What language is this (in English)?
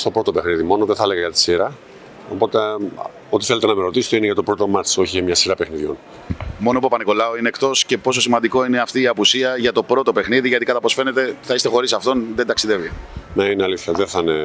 Greek